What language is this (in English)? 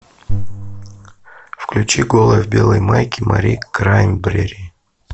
Russian